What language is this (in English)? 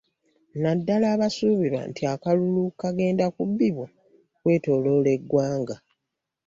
Ganda